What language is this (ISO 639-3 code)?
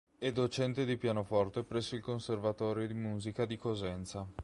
ita